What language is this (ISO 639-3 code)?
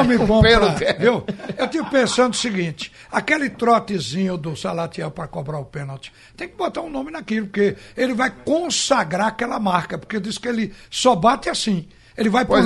por